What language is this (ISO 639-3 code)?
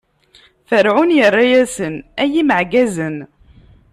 kab